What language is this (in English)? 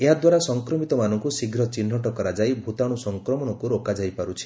Odia